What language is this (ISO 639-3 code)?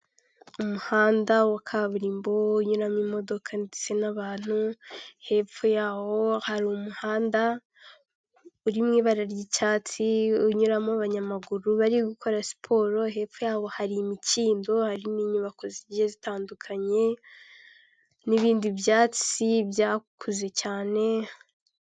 kin